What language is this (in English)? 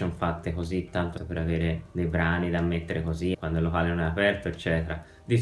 Italian